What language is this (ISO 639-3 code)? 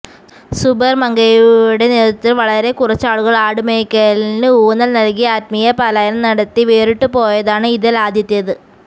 mal